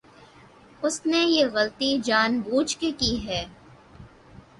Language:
Urdu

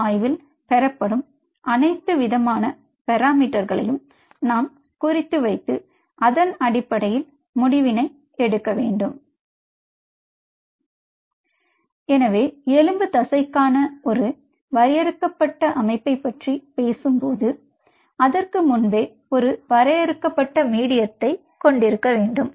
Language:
Tamil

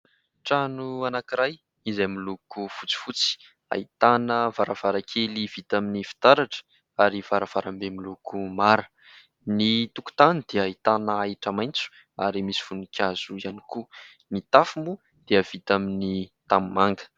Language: Malagasy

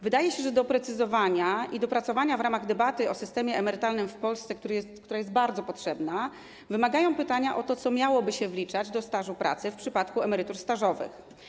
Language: Polish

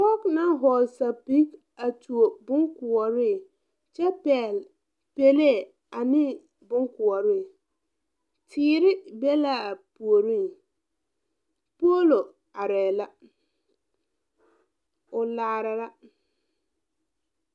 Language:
Southern Dagaare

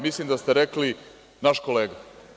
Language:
Serbian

